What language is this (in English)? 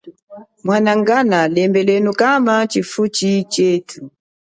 Chokwe